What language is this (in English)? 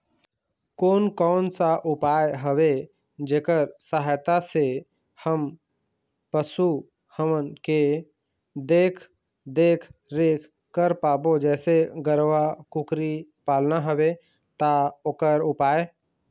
Chhattisgarhi